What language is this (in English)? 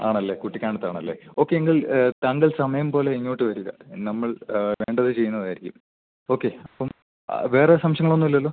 Malayalam